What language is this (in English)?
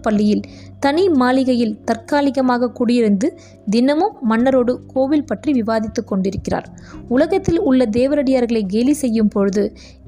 Tamil